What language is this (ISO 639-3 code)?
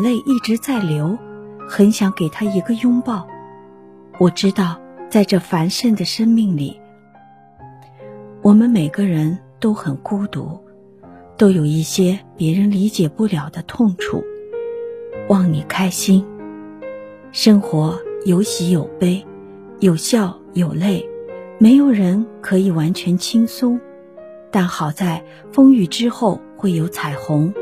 zho